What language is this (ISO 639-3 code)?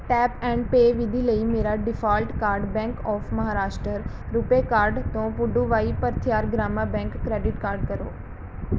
pan